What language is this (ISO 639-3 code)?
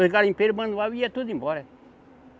por